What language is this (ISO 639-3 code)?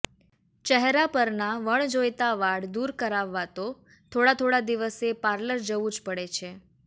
guj